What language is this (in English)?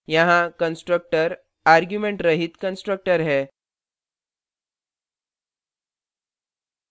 Hindi